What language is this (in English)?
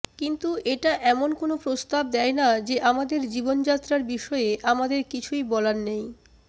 Bangla